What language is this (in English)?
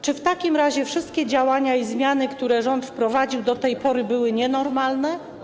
Polish